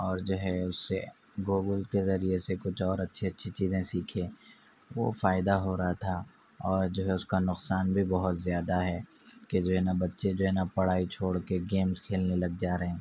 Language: Urdu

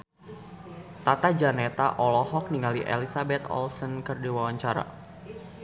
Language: Sundanese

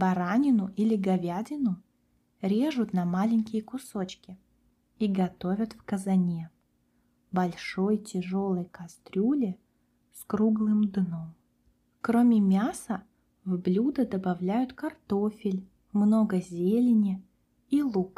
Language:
Russian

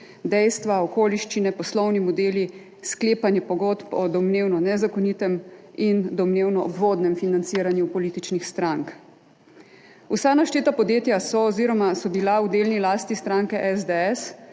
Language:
Slovenian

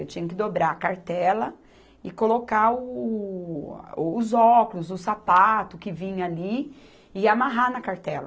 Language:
Portuguese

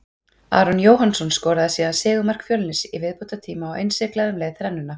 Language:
Icelandic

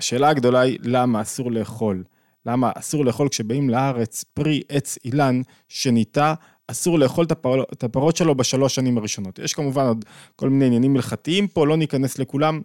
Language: Hebrew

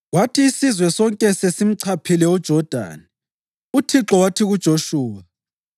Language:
North Ndebele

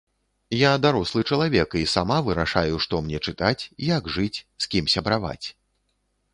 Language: Belarusian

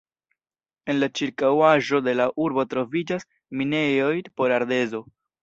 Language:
Esperanto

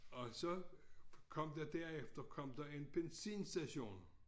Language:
Danish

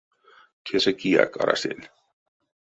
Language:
Erzya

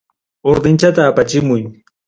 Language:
Ayacucho Quechua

